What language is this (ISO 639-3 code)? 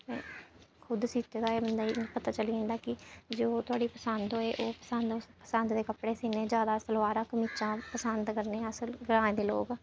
doi